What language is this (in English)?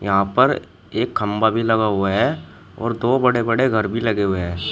Hindi